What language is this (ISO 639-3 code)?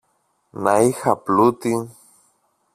ell